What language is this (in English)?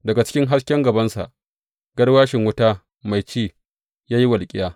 Hausa